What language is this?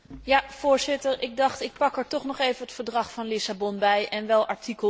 Dutch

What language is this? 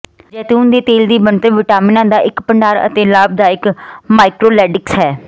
Punjabi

